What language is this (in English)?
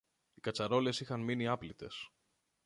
Greek